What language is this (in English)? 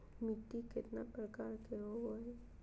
Magahi